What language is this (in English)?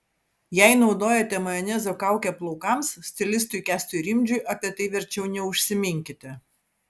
Lithuanian